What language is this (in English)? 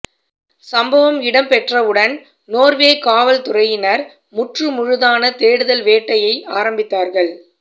Tamil